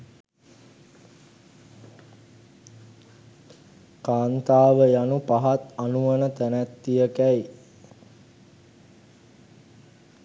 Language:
Sinhala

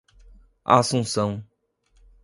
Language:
Portuguese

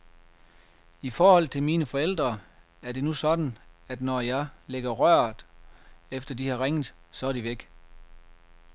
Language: Danish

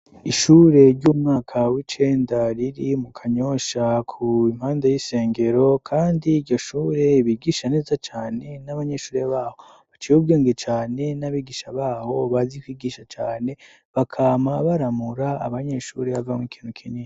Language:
Rundi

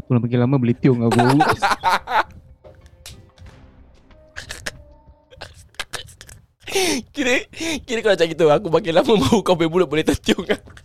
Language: Malay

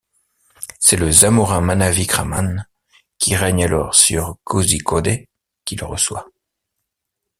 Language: French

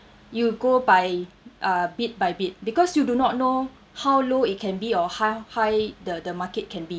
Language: English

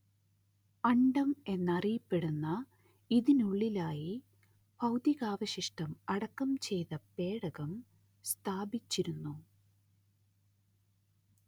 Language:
Malayalam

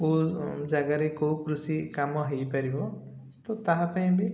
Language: Odia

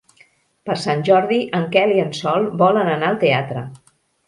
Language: Catalan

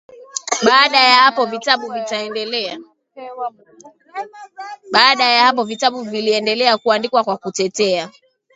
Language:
Swahili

